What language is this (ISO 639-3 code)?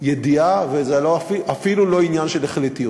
heb